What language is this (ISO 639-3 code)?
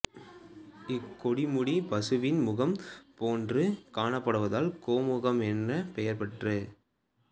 tam